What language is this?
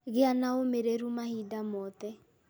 Kikuyu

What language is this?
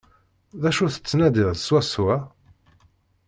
Kabyle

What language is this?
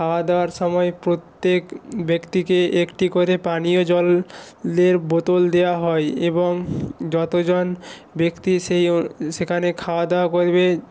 Bangla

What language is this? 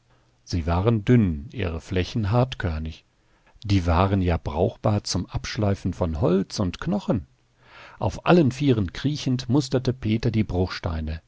German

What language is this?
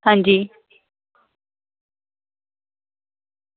Dogri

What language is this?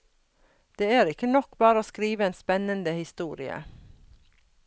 Norwegian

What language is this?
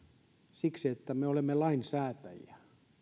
Finnish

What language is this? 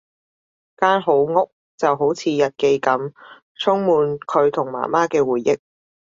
Cantonese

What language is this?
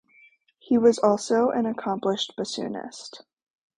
English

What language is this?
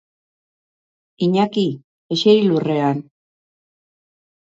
Basque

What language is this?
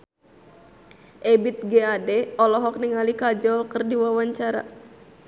Sundanese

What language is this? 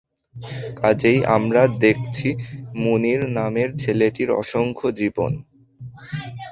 Bangla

